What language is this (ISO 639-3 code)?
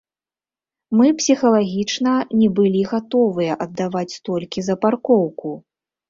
bel